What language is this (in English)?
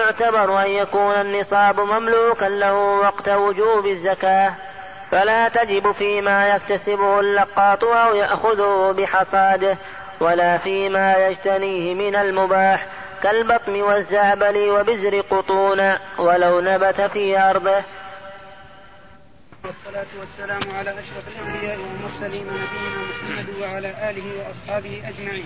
Arabic